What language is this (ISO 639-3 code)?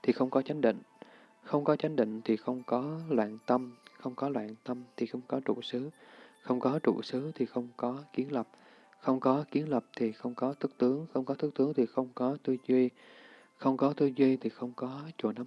vie